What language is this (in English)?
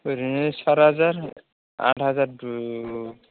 Bodo